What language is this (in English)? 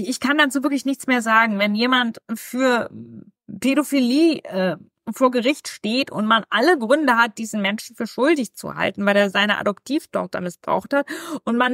German